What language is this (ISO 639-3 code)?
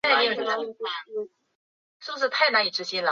zho